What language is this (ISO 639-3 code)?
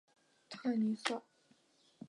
zho